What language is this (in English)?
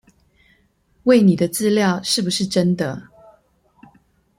Chinese